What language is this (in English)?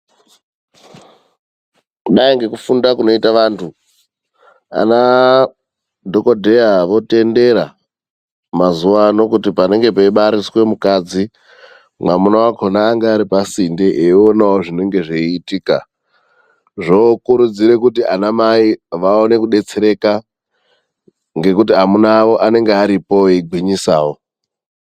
Ndau